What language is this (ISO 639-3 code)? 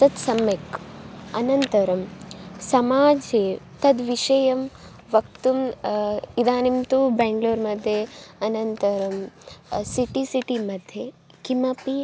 san